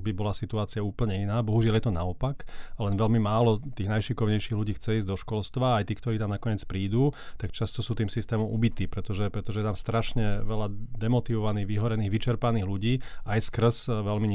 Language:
Slovak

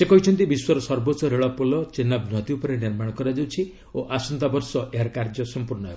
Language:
Odia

